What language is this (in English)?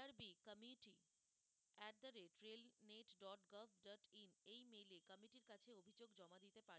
Bangla